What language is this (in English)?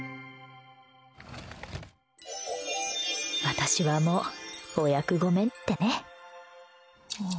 Japanese